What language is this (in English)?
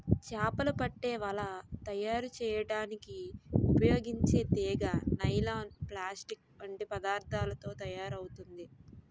Telugu